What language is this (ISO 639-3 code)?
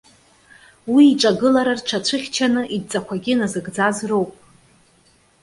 abk